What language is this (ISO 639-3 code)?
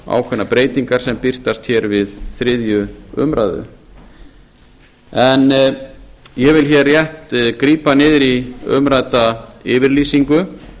isl